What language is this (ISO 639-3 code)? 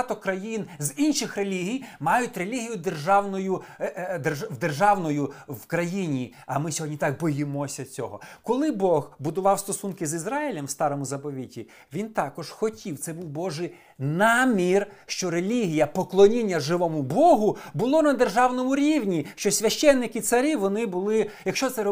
ukr